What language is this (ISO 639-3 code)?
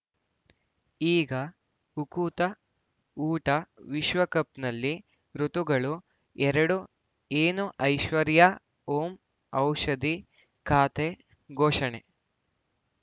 kan